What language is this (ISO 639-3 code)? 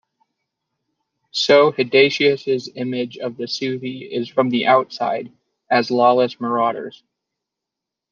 eng